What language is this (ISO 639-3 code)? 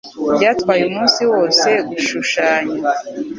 kin